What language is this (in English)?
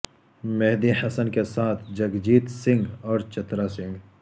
Urdu